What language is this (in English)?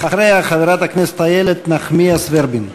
Hebrew